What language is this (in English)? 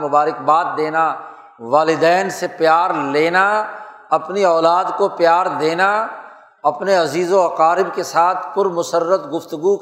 Urdu